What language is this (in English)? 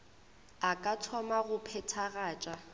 Northern Sotho